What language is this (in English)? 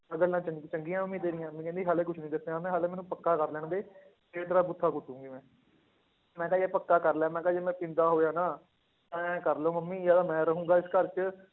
Punjabi